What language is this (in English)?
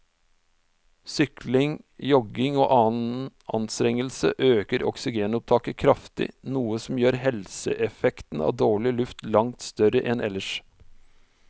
Norwegian